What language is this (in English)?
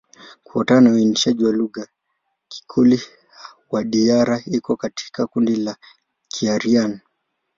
Swahili